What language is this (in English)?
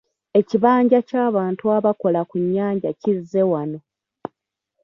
Ganda